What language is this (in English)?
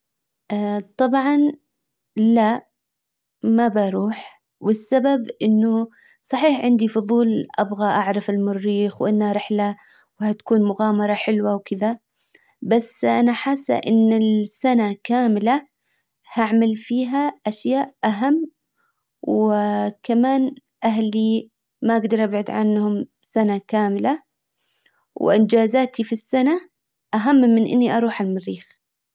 Hijazi Arabic